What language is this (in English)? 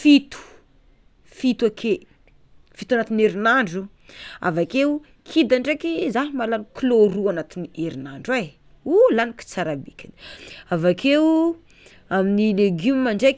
Tsimihety Malagasy